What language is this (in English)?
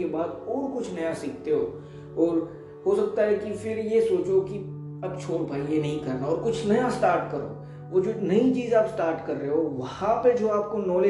Hindi